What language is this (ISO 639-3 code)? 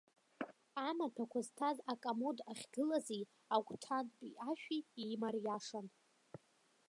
abk